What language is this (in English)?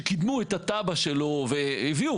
Hebrew